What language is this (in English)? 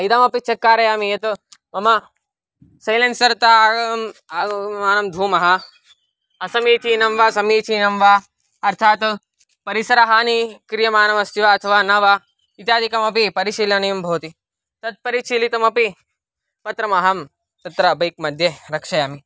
Sanskrit